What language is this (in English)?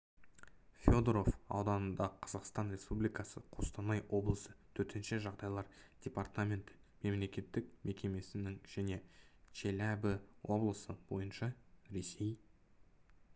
Kazakh